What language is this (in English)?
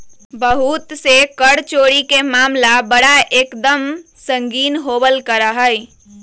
Magahi